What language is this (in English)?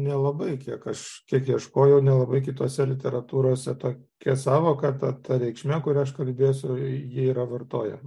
Lithuanian